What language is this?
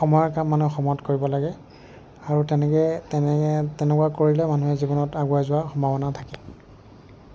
Assamese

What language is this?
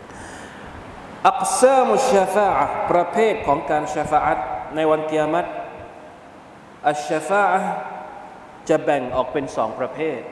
Thai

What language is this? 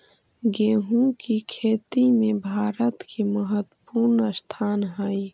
Magahi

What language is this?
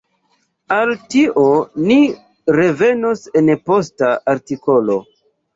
Esperanto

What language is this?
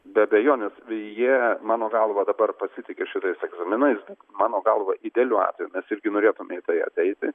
Lithuanian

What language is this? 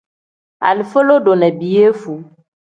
Tem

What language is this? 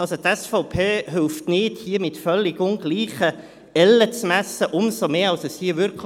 Swiss German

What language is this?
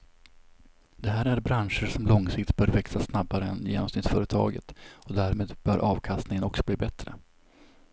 Swedish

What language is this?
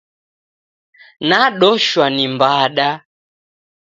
Taita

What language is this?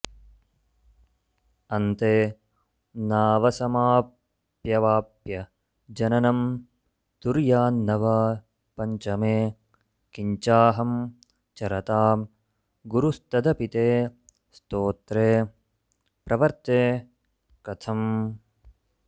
Sanskrit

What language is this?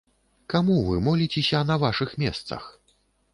Belarusian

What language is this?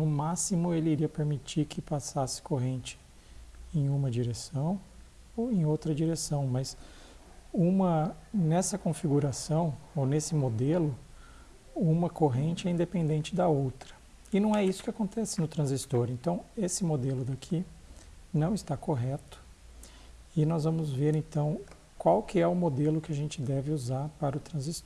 Portuguese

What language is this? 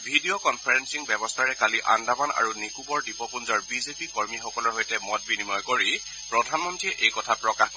Assamese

